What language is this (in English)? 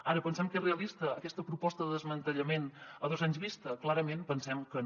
Catalan